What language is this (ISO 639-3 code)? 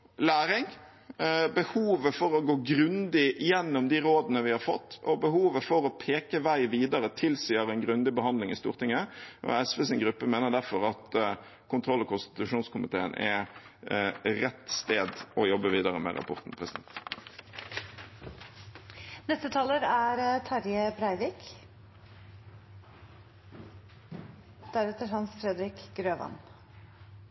nob